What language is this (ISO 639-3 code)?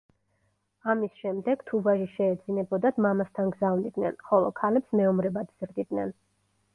kat